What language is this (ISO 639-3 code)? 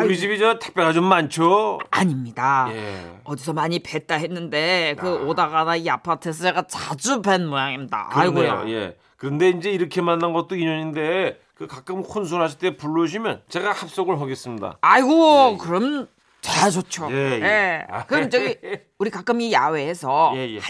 kor